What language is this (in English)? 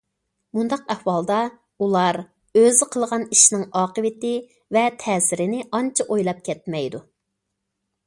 Uyghur